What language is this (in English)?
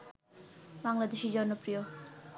Bangla